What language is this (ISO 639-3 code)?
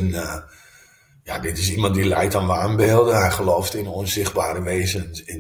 nld